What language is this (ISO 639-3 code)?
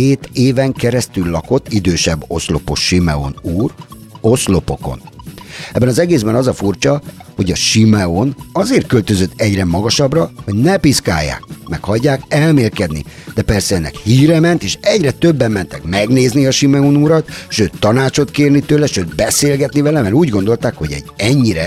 hun